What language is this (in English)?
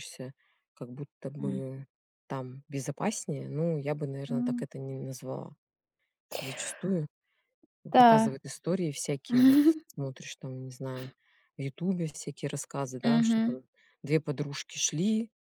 Russian